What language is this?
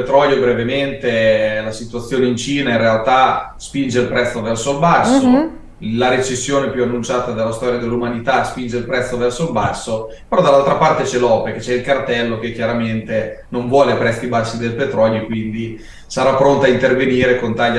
Italian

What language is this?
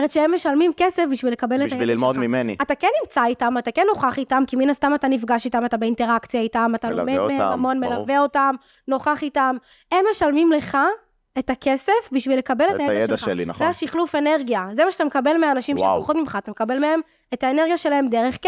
Hebrew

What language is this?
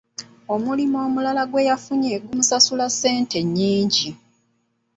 Ganda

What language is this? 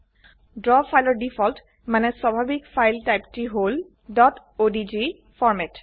Assamese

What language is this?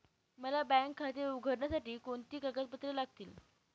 Marathi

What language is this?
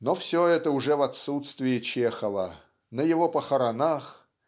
Russian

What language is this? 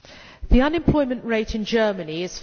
English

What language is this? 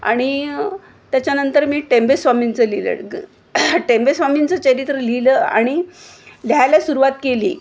Marathi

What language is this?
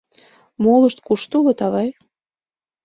Mari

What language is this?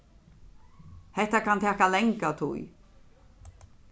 Faroese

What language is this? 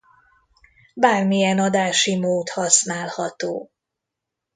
Hungarian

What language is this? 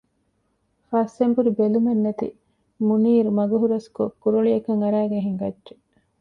Divehi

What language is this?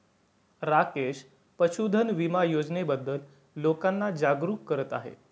Marathi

